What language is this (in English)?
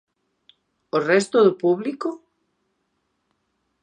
Galician